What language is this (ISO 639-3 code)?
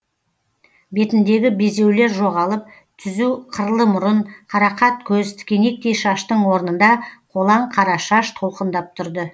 kaz